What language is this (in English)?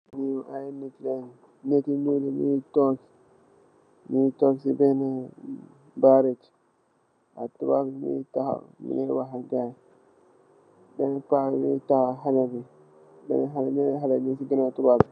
Wolof